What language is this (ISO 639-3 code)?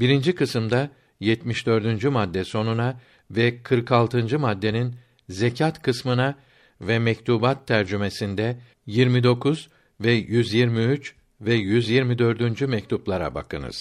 tur